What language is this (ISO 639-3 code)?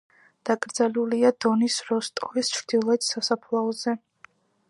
kat